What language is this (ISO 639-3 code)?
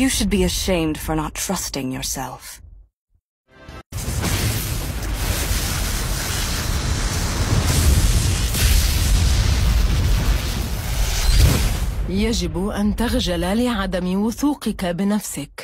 ara